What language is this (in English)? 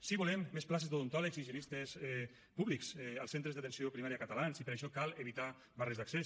Catalan